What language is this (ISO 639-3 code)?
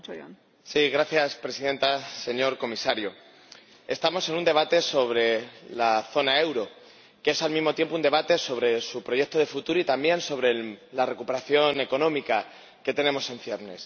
spa